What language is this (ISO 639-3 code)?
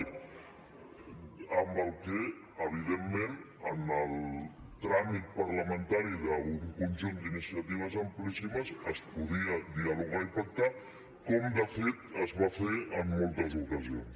cat